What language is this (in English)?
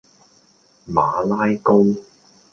Cantonese